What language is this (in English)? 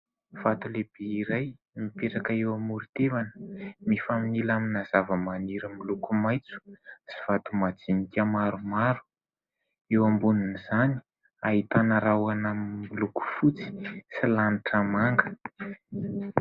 Malagasy